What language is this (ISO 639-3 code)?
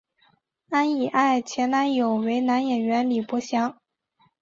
zho